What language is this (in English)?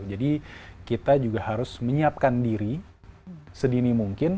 Indonesian